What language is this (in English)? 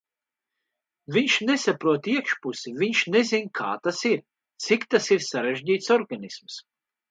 Latvian